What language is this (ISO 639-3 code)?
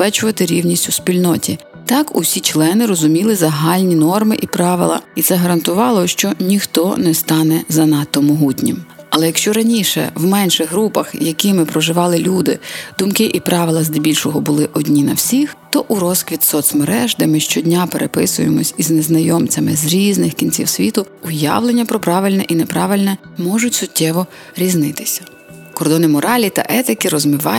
ukr